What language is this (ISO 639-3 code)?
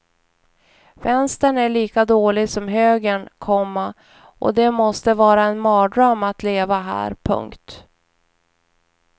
swe